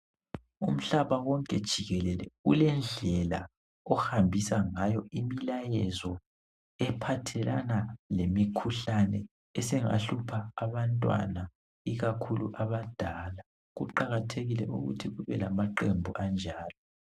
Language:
North Ndebele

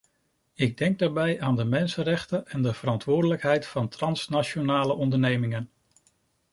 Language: Dutch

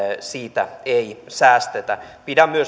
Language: Finnish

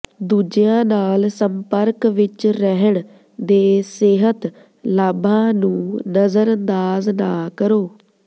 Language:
Punjabi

